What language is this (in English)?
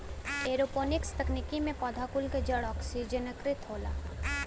Bhojpuri